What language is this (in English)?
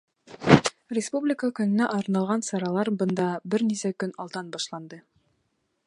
Bashkir